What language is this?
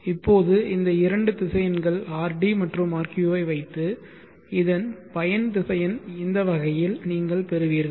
Tamil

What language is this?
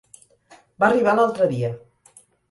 Catalan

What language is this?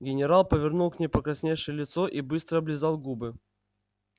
Russian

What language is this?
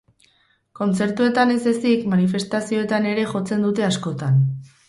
Basque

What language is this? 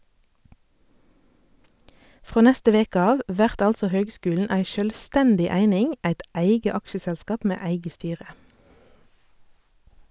Norwegian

